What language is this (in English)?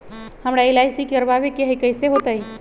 Magahi